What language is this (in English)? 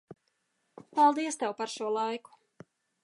Latvian